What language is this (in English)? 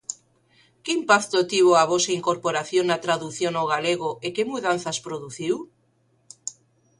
Galician